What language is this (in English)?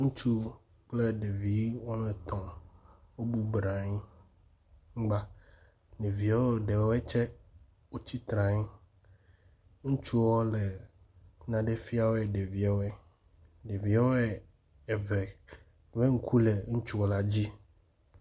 Ewe